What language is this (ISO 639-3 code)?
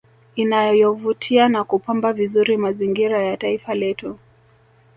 swa